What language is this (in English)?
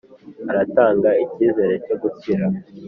Kinyarwanda